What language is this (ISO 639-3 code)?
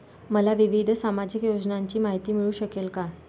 mar